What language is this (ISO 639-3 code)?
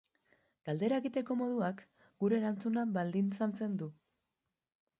eus